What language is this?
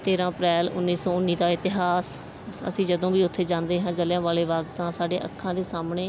Punjabi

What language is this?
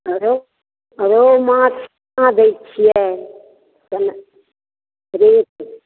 Maithili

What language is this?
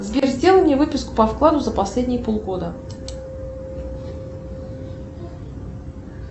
Russian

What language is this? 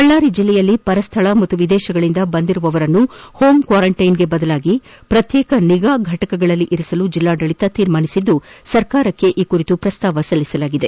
Kannada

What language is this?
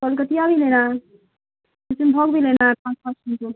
Urdu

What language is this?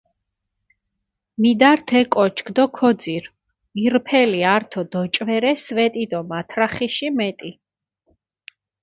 Mingrelian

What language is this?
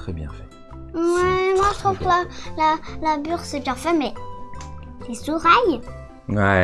French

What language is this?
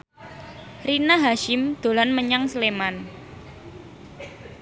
Javanese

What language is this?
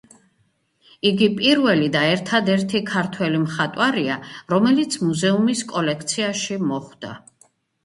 Georgian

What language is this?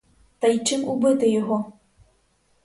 Ukrainian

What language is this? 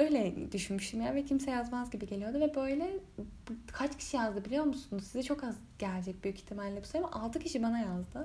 Turkish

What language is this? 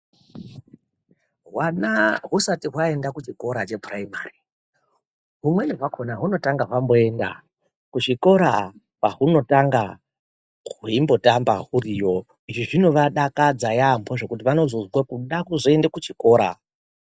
Ndau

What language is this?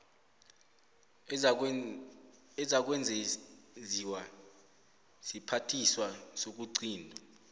South Ndebele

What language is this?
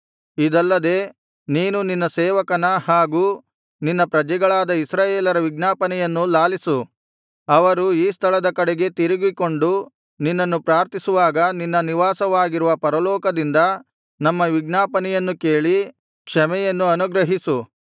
Kannada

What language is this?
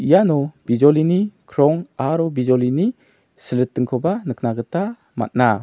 Garo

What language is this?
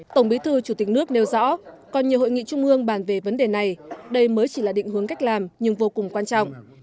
Vietnamese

